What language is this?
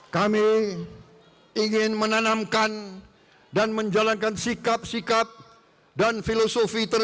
Indonesian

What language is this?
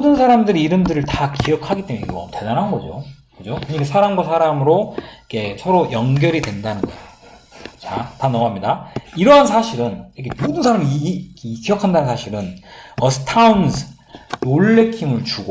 Korean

